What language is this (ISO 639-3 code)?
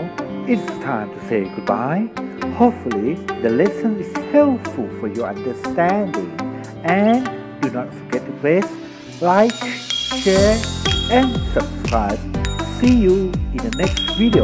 tha